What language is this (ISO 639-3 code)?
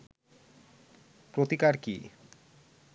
ben